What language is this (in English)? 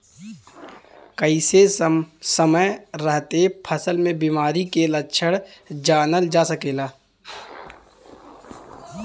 Bhojpuri